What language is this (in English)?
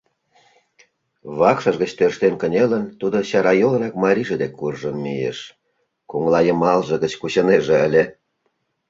Mari